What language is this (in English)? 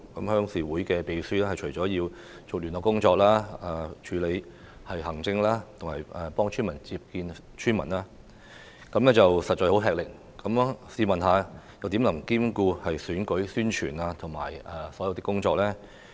Cantonese